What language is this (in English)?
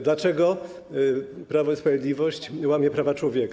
Polish